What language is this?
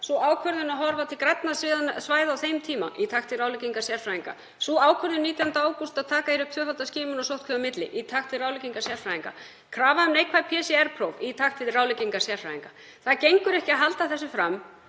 Icelandic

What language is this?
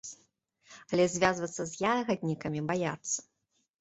Belarusian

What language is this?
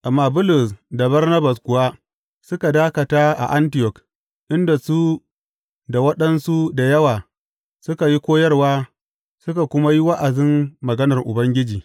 Hausa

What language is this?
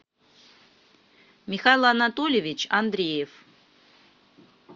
Russian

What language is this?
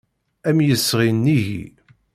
Kabyle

